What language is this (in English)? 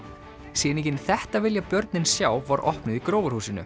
Icelandic